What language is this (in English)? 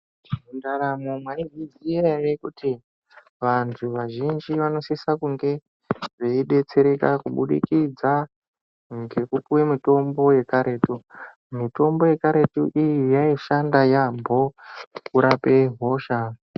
Ndau